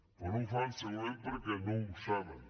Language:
Catalan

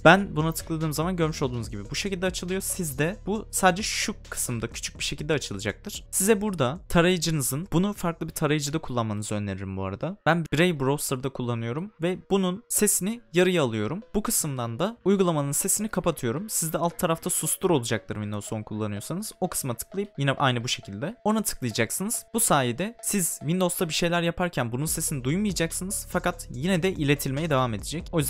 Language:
Turkish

